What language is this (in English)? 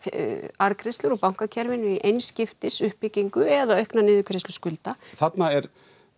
Icelandic